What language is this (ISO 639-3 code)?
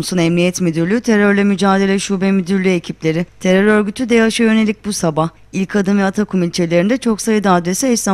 tur